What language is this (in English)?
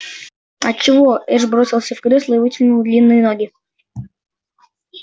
Russian